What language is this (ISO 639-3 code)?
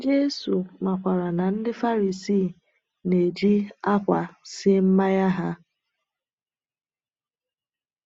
ibo